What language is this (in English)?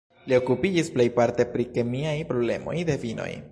Esperanto